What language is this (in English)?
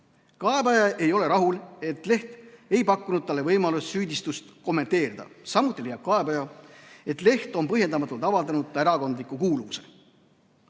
Estonian